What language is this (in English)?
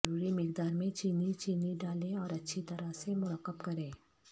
Urdu